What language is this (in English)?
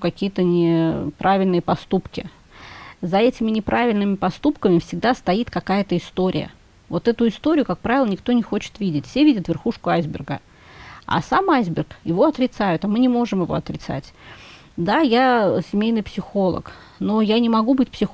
Russian